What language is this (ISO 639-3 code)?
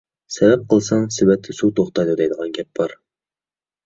uig